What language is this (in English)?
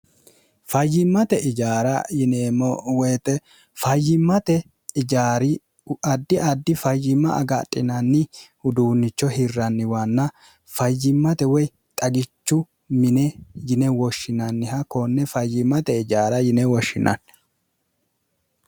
Sidamo